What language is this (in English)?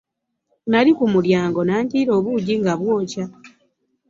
Ganda